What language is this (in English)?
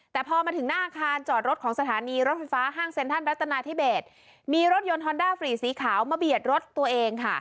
Thai